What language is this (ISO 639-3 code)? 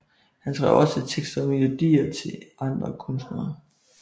dan